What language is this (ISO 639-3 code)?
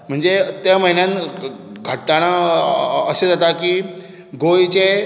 kok